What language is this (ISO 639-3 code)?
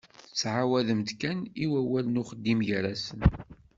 kab